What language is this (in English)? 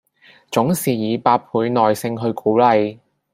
Cantonese